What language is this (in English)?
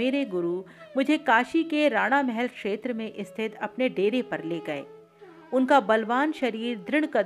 Hindi